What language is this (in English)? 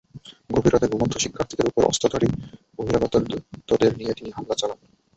Bangla